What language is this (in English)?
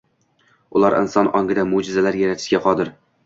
Uzbek